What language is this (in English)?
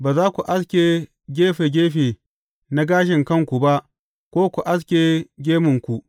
Hausa